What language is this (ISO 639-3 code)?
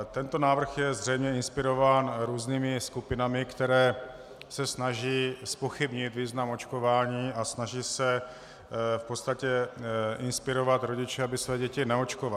ces